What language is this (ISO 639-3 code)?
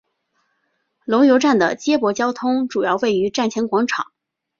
zho